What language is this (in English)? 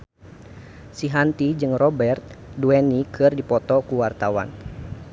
Sundanese